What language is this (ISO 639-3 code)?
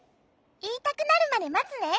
jpn